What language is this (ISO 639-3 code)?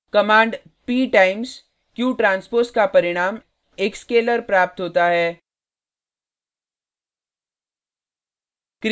hin